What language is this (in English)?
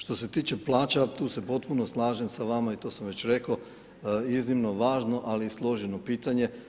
Croatian